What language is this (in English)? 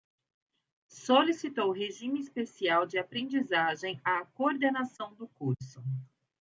Portuguese